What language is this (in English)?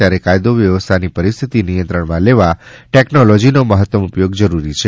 Gujarati